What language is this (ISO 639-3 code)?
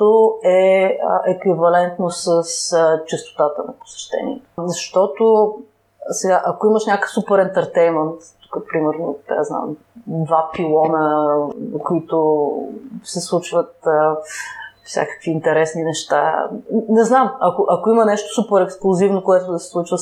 bul